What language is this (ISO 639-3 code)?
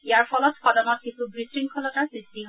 asm